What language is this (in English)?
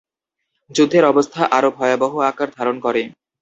Bangla